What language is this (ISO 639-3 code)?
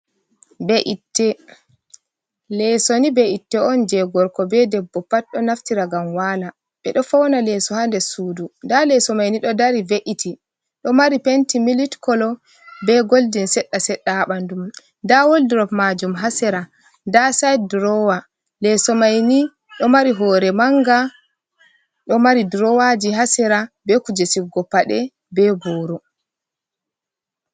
ful